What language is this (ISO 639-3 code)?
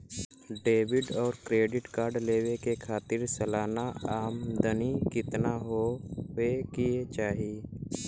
bho